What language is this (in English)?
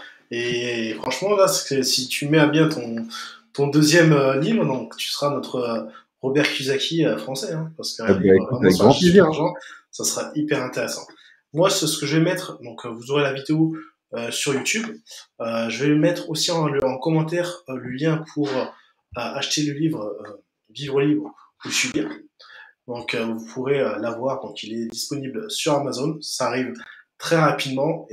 French